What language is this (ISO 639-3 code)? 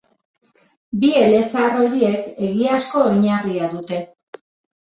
eus